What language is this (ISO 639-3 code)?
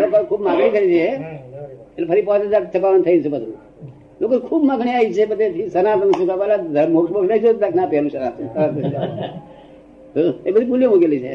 guj